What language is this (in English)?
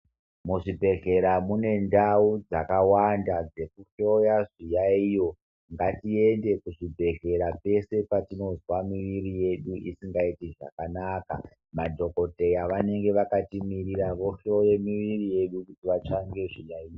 Ndau